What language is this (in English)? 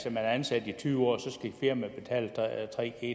Danish